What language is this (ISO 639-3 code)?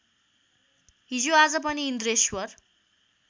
nep